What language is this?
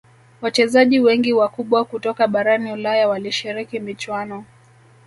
Swahili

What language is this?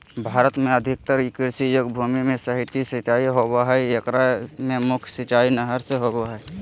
Magahi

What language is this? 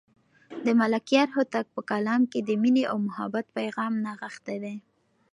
Pashto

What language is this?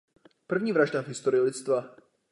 Czech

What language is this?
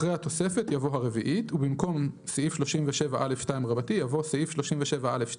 Hebrew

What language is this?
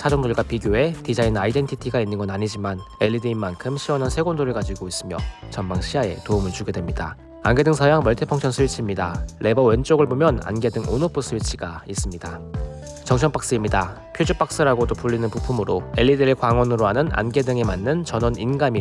Korean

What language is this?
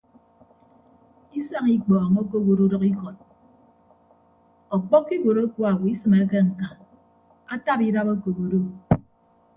Ibibio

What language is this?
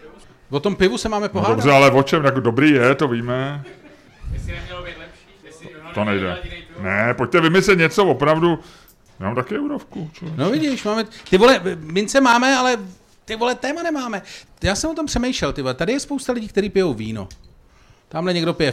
Czech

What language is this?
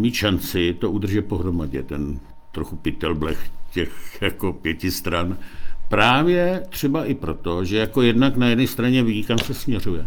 Czech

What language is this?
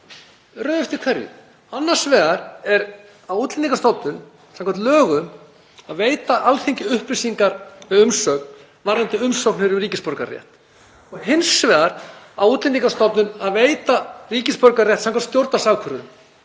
Icelandic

